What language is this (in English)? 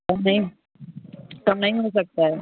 Hindi